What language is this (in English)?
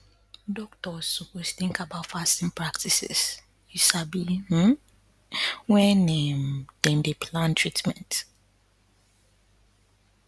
Nigerian Pidgin